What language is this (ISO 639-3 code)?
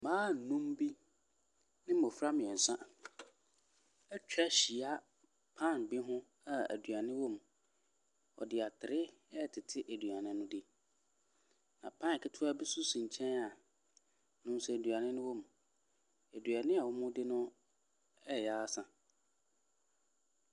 aka